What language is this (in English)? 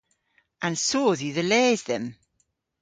Cornish